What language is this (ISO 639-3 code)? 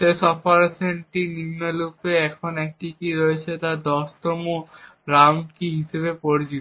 ben